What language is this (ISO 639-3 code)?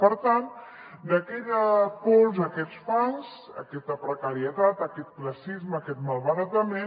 cat